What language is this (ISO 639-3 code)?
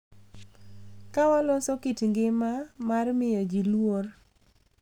luo